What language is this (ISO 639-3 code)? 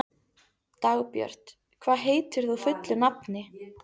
isl